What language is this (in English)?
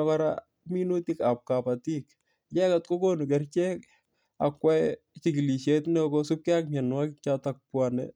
Kalenjin